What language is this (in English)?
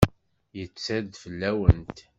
Kabyle